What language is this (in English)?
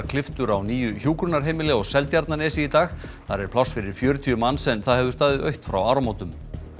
Icelandic